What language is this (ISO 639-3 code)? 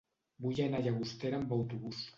cat